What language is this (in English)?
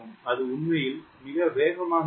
Tamil